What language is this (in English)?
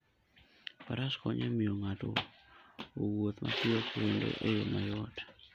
Luo (Kenya and Tanzania)